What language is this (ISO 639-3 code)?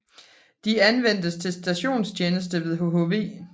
dan